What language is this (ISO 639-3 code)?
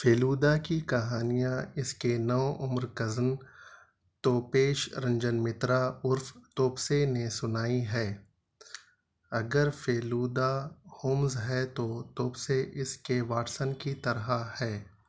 urd